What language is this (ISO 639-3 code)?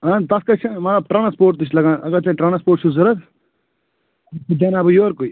kas